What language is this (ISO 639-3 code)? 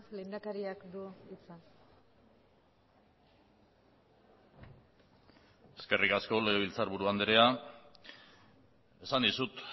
eus